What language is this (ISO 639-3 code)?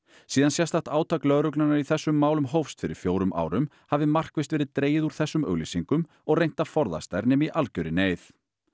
isl